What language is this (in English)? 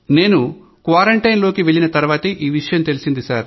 Telugu